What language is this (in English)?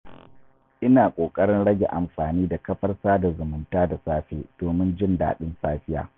Hausa